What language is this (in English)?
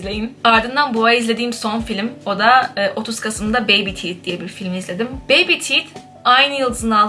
Turkish